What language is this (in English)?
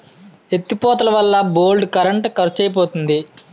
Telugu